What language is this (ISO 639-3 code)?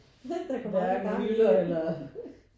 dan